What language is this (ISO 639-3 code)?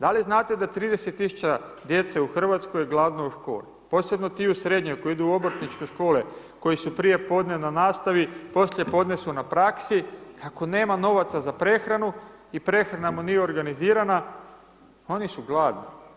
hrv